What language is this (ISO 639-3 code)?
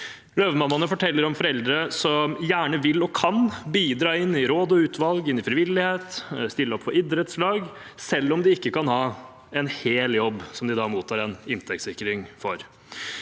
nor